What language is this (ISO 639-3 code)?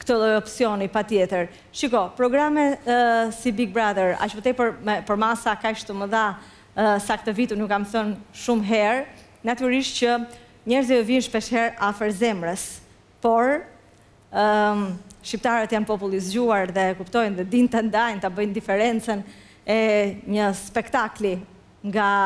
ron